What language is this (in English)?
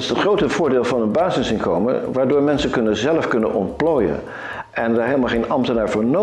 Dutch